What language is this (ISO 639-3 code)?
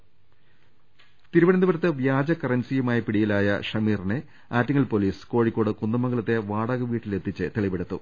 mal